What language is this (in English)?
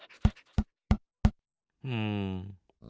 Japanese